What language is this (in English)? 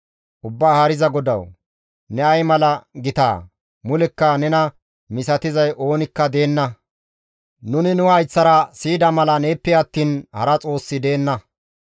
Gamo